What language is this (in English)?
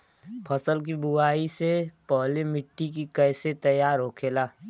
Bhojpuri